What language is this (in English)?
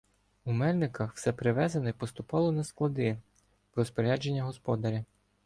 Ukrainian